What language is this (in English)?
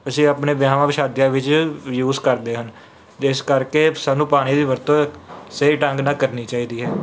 Punjabi